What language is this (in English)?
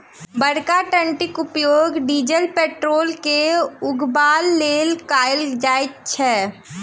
Maithili